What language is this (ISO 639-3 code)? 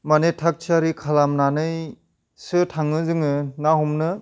brx